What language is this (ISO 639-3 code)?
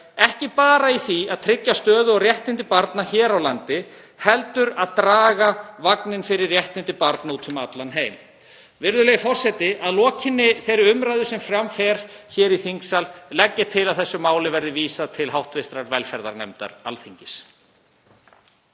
isl